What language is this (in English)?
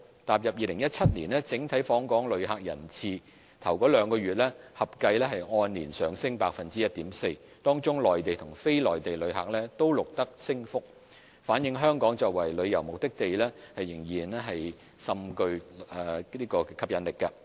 Cantonese